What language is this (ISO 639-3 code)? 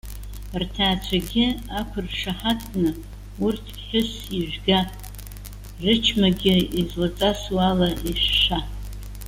abk